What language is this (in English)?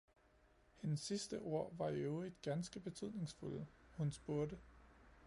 Danish